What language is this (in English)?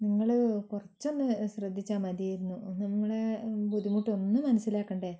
Malayalam